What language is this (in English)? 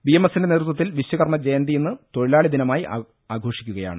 Malayalam